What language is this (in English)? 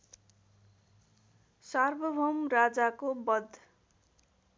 Nepali